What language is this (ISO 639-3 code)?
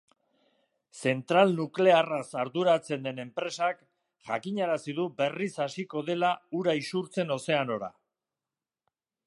eus